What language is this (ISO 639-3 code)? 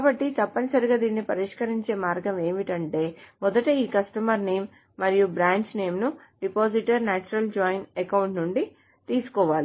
tel